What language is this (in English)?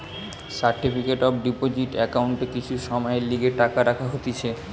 Bangla